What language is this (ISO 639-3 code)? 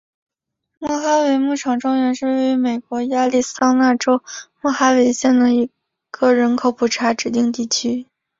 zho